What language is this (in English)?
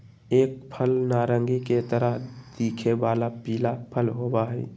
Magahi